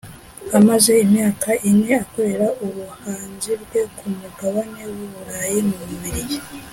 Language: Kinyarwanda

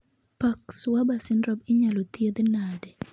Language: Luo (Kenya and Tanzania)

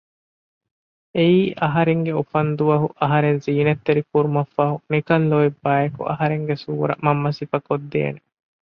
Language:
Divehi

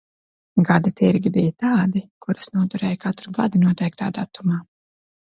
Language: Latvian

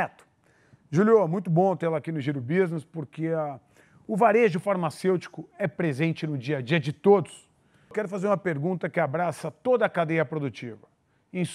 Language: Portuguese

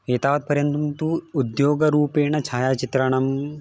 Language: Sanskrit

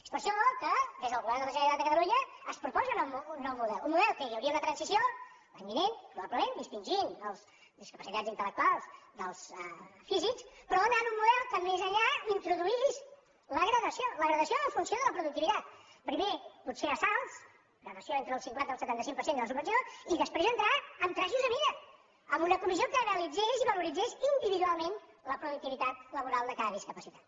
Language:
Catalan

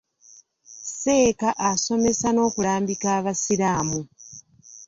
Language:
Ganda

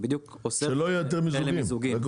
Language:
Hebrew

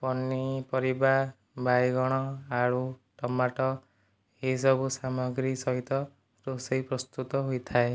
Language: Odia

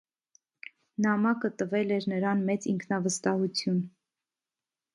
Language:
Armenian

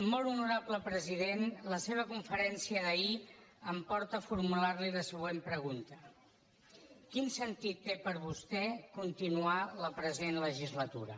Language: Catalan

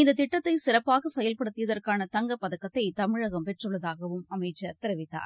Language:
Tamil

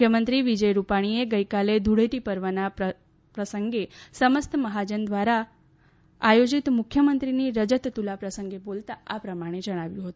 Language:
Gujarati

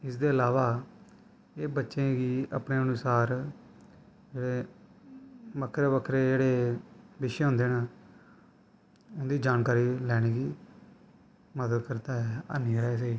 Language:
Dogri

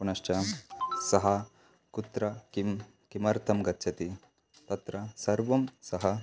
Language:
Sanskrit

